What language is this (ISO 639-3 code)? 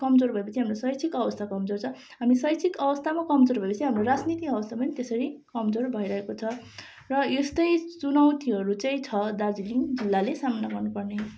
nep